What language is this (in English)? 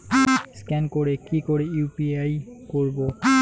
Bangla